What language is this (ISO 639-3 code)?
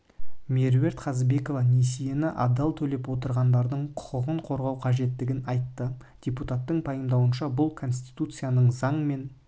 kaz